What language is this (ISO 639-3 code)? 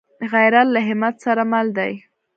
pus